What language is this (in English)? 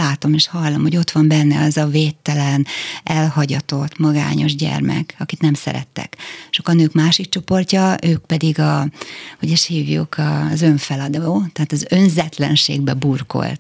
Hungarian